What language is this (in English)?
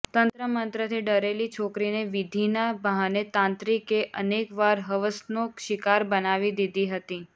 Gujarati